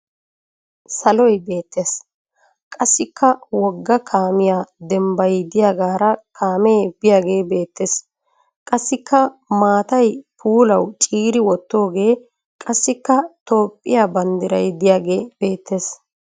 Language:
Wolaytta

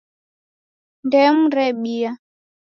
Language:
Taita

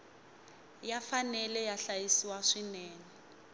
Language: Tsonga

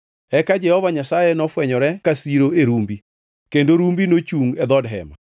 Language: Luo (Kenya and Tanzania)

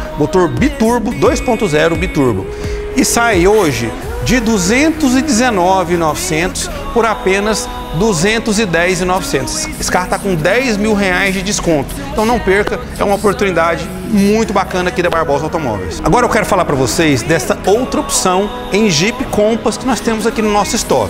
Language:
Portuguese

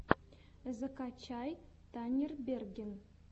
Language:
Russian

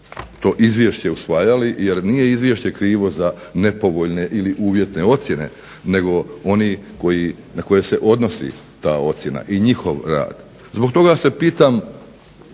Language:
Croatian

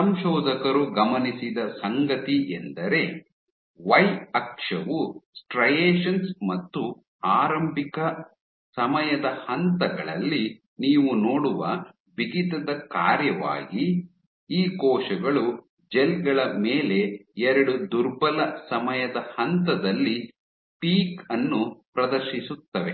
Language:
Kannada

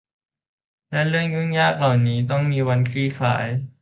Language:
Thai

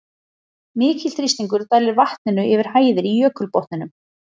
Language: Icelandic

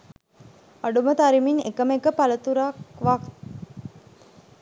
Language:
Sinhala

